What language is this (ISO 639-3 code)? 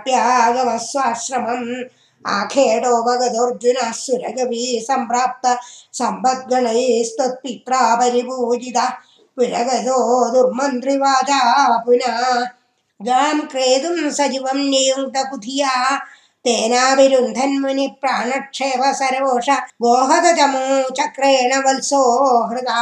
tam